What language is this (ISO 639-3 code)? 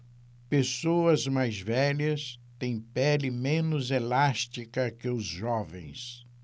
por